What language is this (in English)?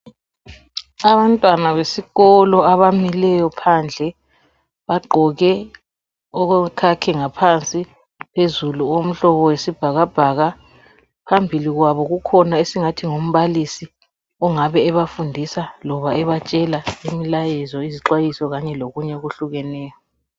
North Ndebele